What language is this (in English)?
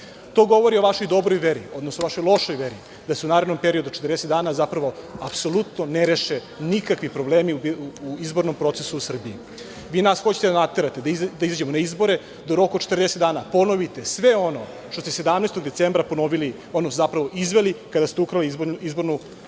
Serbian